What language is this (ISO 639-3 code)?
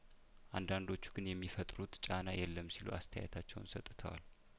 amh